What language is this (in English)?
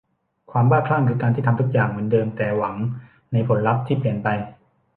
Thai